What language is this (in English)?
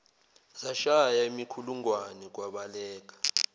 Zulu